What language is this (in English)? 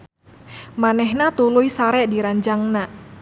Sundanese